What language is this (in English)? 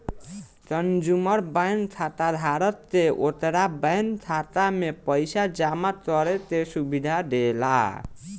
Bhojpuri